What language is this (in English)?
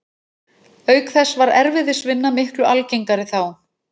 Icelandic